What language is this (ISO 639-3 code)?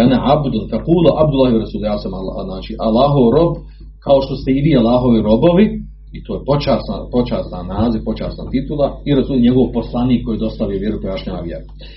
hrv